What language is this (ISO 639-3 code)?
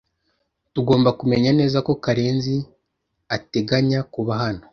kin